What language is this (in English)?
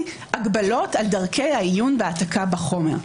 Hebrew